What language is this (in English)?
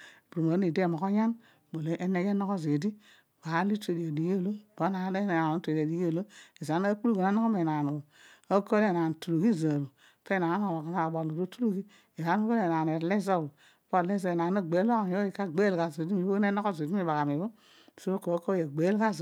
Odual